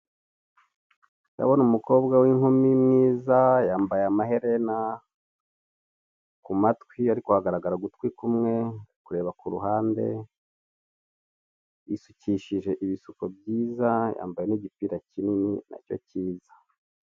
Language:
Kinyarwanda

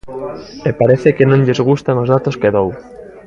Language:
Galician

